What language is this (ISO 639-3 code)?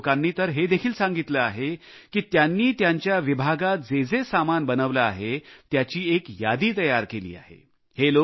mar